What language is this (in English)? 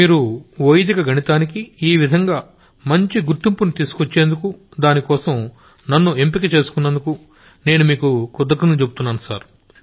Telugu